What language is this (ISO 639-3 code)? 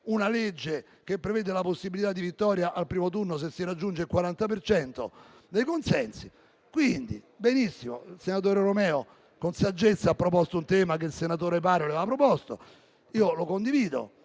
ita